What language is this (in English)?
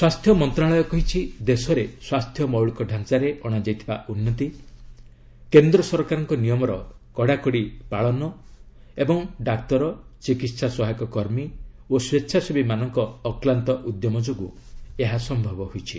Odia